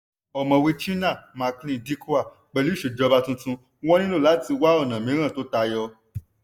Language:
Yoruba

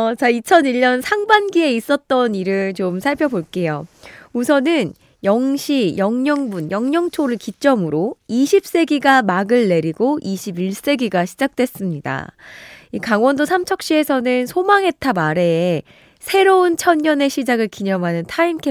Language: Korean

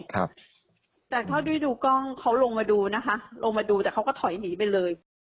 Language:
Thai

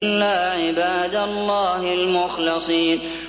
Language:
Arabic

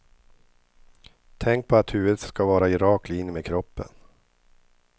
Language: Swedish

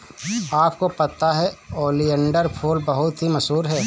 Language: Hindi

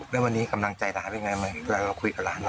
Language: Thai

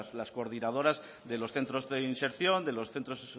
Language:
Spanish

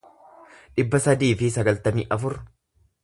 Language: Oromo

